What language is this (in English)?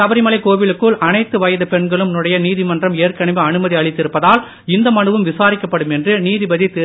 Tamil